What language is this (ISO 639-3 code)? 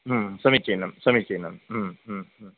san